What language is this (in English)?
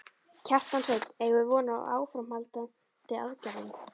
Icelandic